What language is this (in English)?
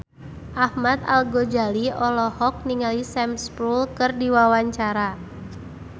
Sundanese